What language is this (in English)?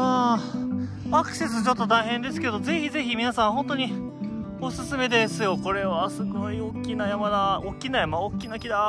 Japanese